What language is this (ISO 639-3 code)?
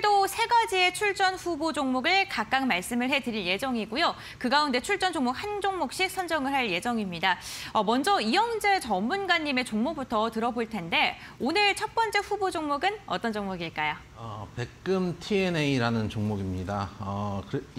kor